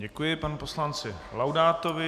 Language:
Czech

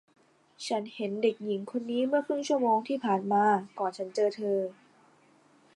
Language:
Thai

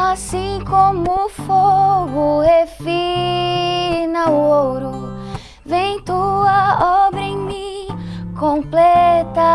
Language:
Portuguese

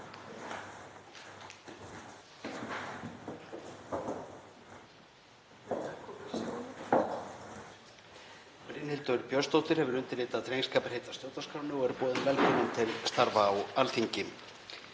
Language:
Icelandic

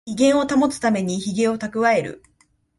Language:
Japanese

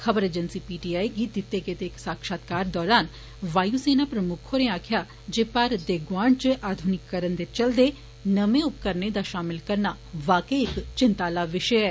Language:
Dogri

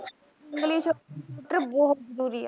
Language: Punjabi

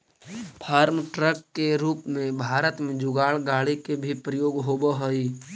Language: Magahi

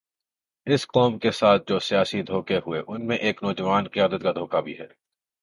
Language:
Urdu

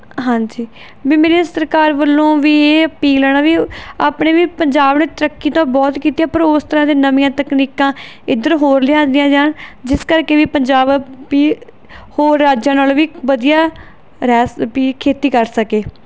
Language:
Punjabi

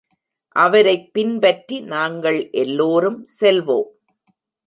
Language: Tamil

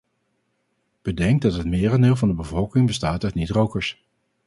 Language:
Dutch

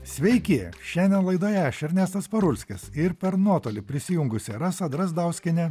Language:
Lithuanian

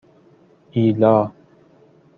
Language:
Persian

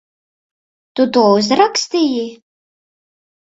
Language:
Latvian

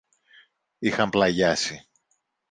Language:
Greek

